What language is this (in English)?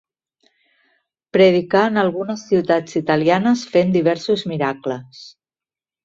Catalan